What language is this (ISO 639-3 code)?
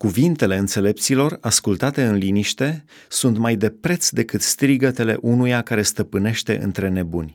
ron